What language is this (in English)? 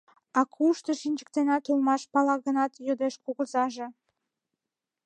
Mari